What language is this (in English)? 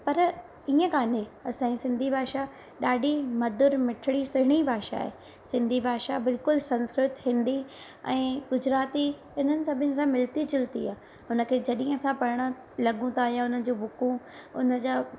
Sindhi